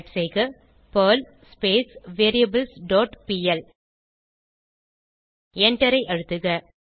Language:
Tamil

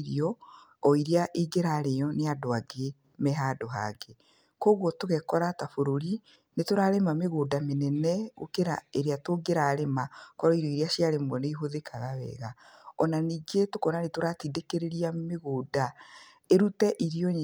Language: Kikuyu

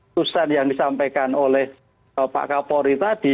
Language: Indonesian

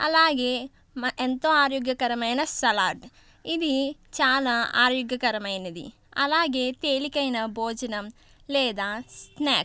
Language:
Telugu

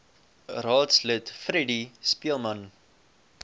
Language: Afrikaans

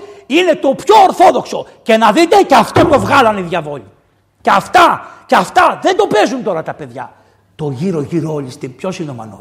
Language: Greek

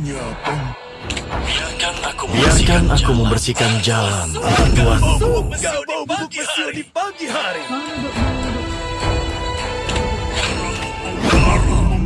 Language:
Indonesian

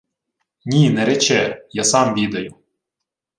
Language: Ukrainian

